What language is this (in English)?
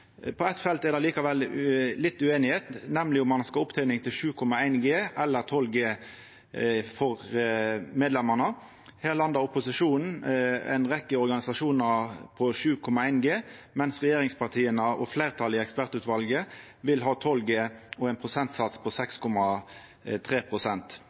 Norwegian Nynorsk